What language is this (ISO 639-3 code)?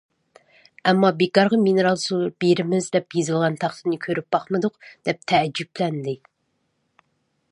uig